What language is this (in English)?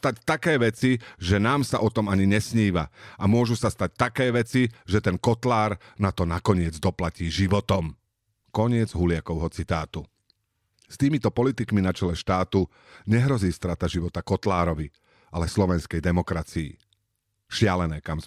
Slovak